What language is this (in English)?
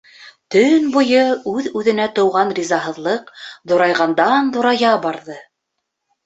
Bashkir